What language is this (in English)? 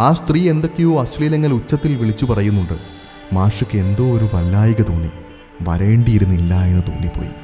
Malayalam